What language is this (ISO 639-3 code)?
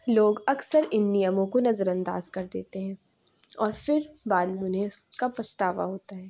urd